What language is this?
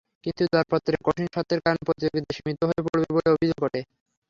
Bangla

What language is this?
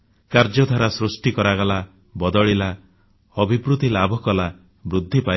Odia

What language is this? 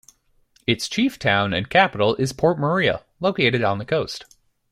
English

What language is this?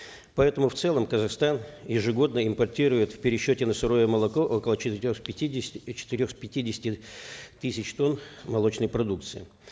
Kazakh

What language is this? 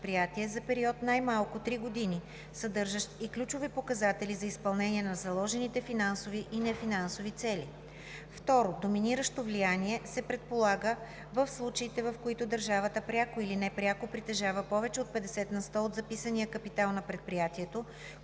Bulgarian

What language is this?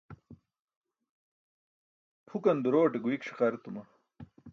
Burushaski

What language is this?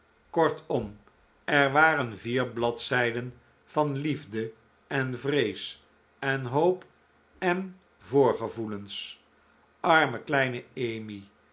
Dutch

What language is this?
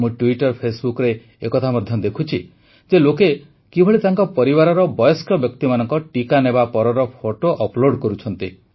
Odia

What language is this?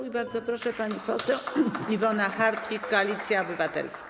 Polish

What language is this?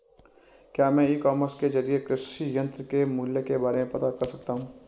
Hindi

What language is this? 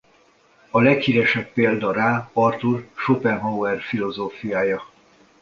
Hungarian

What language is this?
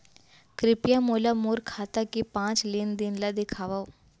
Chhattisgarhi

